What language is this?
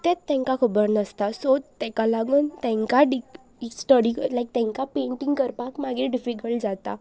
Konkani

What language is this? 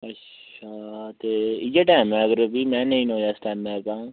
Dogri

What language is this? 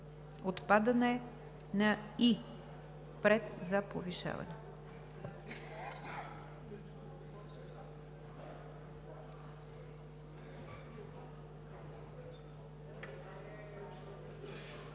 Bulgarian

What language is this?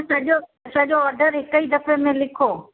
Sindhi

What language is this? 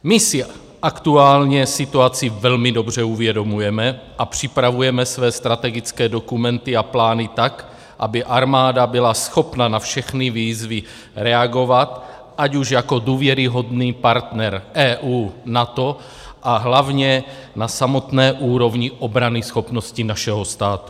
Czech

